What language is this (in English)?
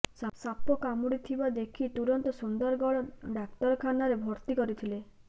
Odia